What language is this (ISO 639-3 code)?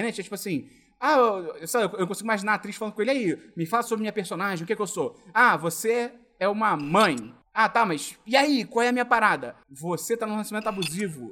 por